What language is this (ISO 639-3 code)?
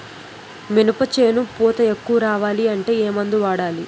tel